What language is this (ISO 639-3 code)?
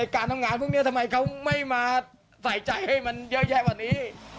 tha